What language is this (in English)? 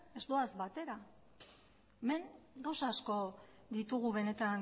Basque